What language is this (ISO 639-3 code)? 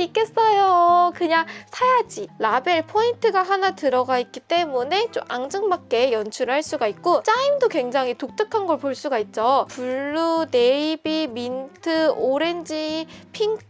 kor